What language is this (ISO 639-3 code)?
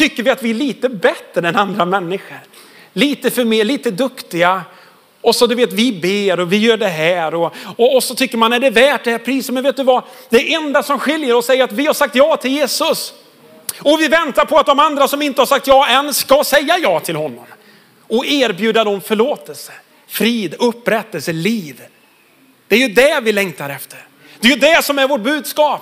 swe